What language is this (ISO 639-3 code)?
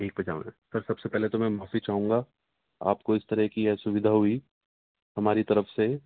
urd